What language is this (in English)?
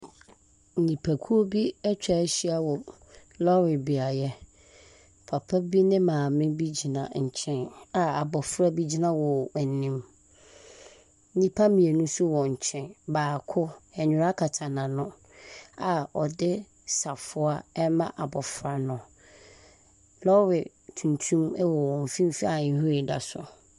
Akan